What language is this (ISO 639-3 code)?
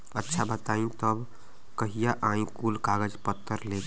bho